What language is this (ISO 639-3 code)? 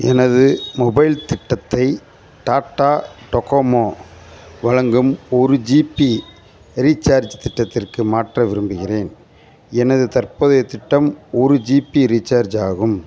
tam